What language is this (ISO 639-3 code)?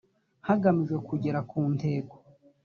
kin